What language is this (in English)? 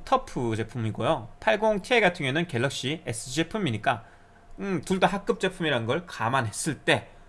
Korean